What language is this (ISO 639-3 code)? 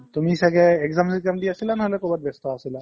asm